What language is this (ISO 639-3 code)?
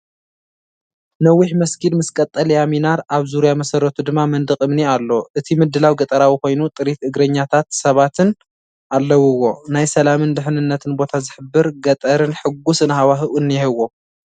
tir